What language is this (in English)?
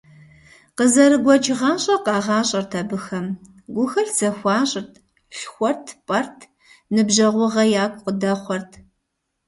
Kabardian